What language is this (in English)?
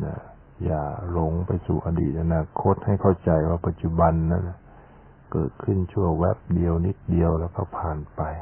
Thai